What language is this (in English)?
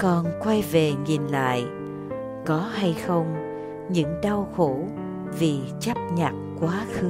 Vietnamese